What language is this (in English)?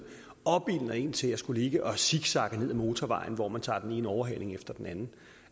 Danish